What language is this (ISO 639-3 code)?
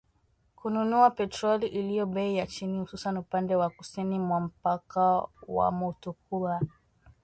swa